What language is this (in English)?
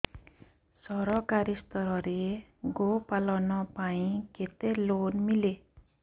Odia